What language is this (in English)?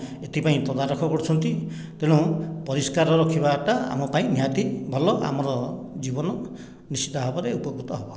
Odia